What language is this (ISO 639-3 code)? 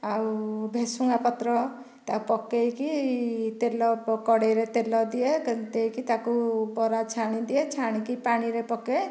ori